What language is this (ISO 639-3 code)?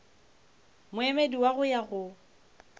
nso